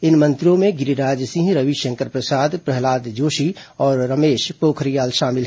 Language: Hindi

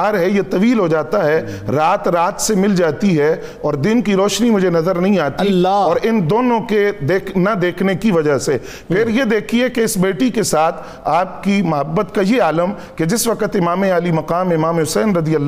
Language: Urdu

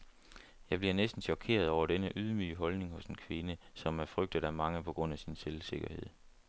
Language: Danish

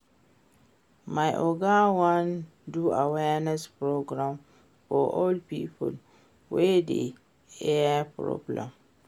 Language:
Nigerian Pidgin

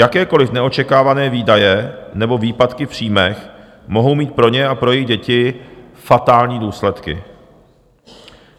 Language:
Czech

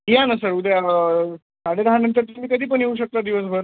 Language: Marathi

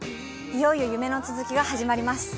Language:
Japanese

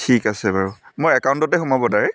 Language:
Assamese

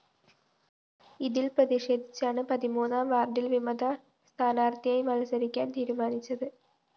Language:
Malayalam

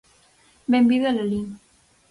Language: Galician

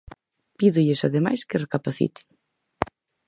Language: Galician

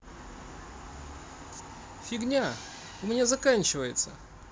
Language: Russian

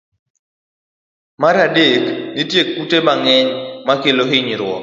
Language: Luo (Kenya and Tanzania)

